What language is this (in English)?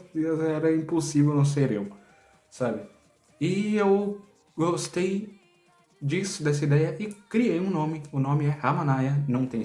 Portuguese